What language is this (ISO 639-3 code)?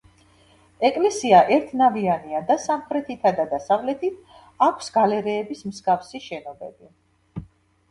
kat